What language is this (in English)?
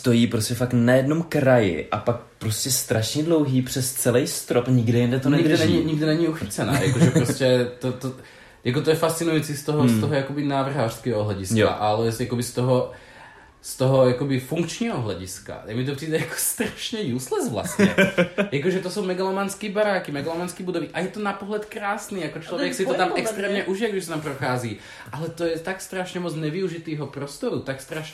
Czech